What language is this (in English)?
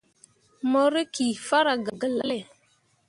Mundang